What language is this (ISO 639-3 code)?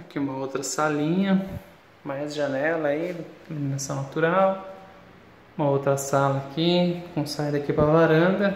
por